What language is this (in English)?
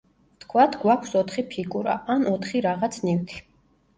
Georgian